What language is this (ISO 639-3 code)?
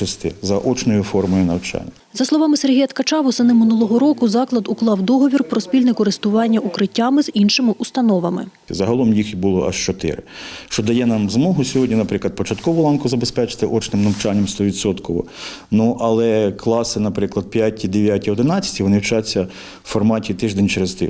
ukr